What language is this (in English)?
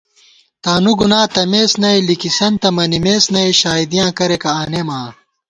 Gawar-Bati